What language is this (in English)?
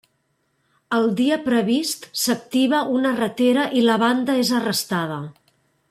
Catalan